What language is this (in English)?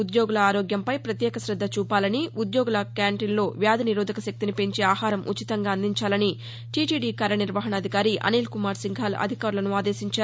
Telugu